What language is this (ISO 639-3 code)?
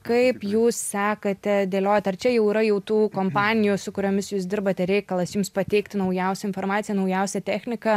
lit